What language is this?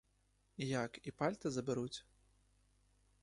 Ukrainian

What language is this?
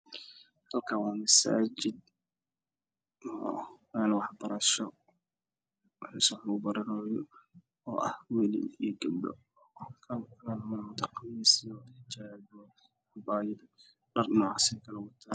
Somali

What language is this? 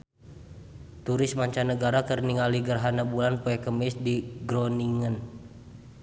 Sundanese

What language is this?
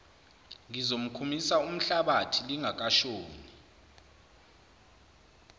Zulu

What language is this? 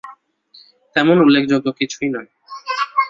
Bangla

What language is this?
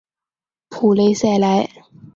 Chinese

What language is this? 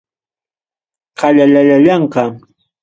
Ayacucho Quechua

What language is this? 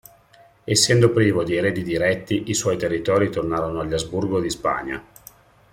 Italian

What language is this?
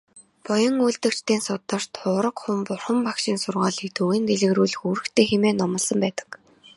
Mongolian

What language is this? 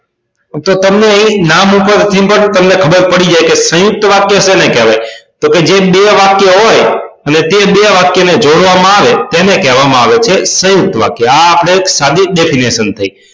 Gujarati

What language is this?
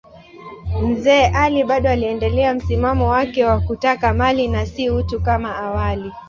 Swahili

